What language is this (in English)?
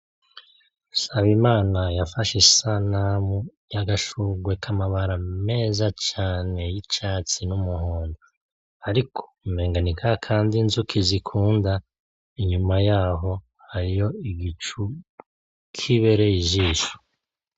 Rundi